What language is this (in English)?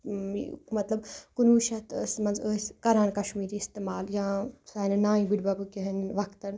Kashmiri